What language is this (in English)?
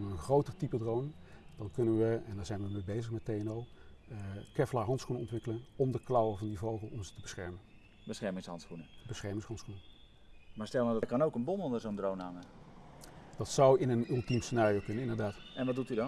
Dutch